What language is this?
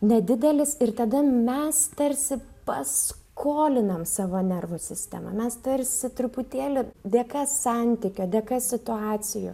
Lithuanian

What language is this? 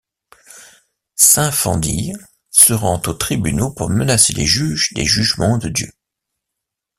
French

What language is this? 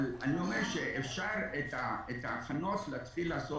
Hebrew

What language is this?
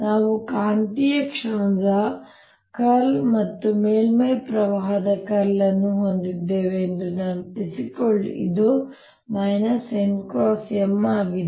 Kannada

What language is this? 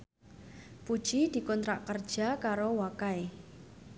Javanese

